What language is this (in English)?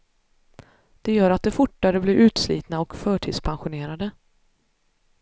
Swedish